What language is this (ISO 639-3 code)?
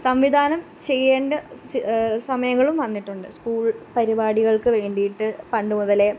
mal